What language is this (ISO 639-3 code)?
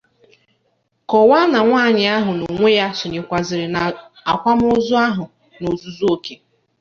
ibo